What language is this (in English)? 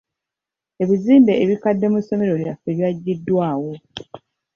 Ganda